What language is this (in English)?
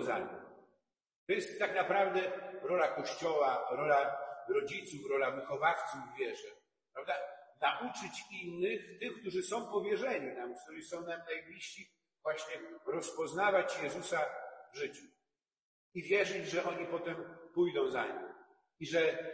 Polish